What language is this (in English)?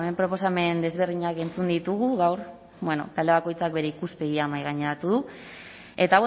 Basque